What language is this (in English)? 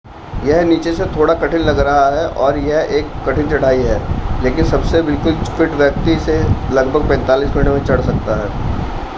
Hindi